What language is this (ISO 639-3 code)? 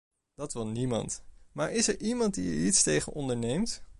nld